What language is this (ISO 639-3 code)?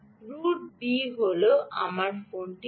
ben